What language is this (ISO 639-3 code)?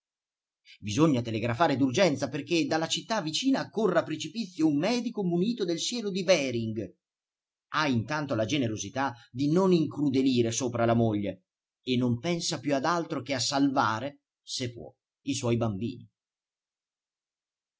ita